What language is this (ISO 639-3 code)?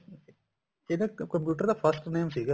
pan